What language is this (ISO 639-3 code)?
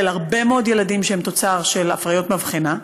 heb